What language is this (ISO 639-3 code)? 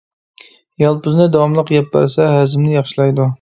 uig